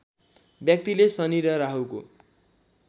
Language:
Nepali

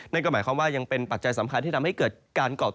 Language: Thai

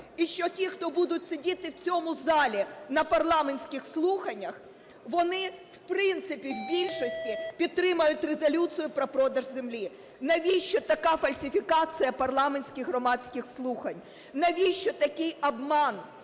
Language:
Ukrainian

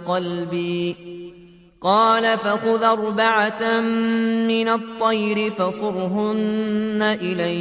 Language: Arabic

